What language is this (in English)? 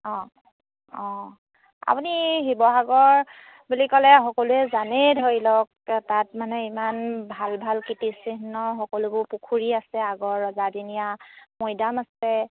Assamese